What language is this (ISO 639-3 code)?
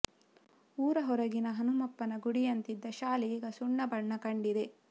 kan